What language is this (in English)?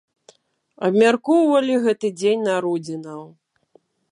Belarusian